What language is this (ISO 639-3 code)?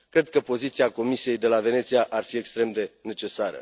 ron